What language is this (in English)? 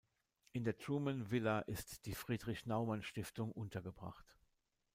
German